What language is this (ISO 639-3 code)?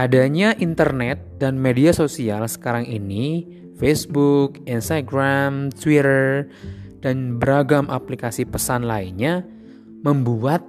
ind